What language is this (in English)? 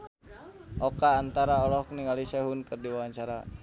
Sundanese